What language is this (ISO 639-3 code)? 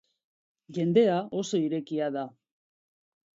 eus